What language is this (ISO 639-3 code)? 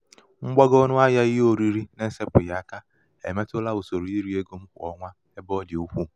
ibo